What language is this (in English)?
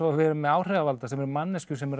Icelandic